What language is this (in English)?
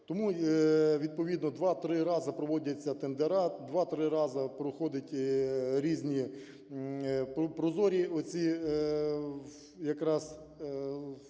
Ukrainian